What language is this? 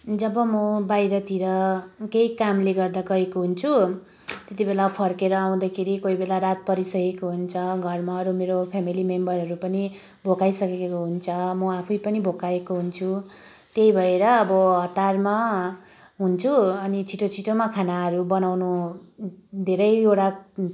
Nepali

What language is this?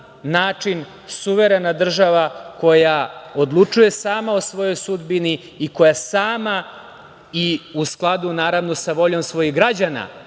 Serbian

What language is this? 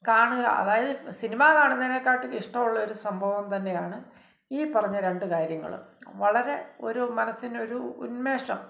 Malayalam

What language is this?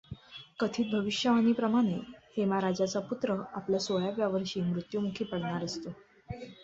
Marathi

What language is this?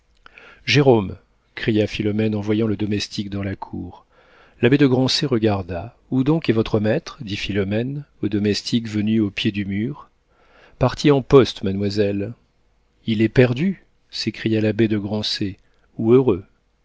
French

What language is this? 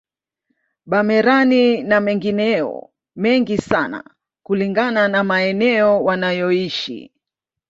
Swahili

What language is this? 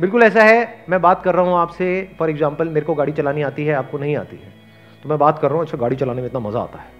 Hindi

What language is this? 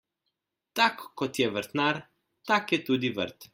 Slovenian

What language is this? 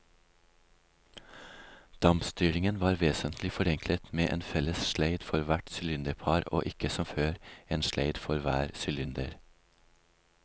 Norwegian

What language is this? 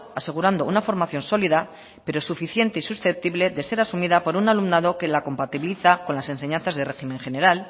Spanish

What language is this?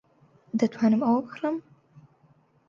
Central Kurdish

